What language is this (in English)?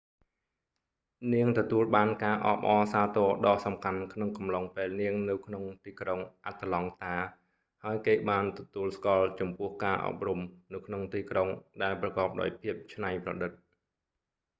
Khmer